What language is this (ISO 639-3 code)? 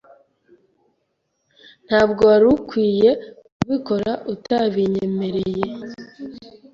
kin